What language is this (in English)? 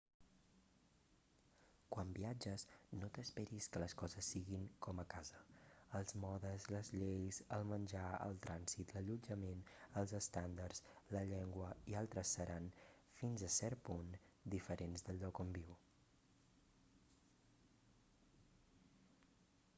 Catalan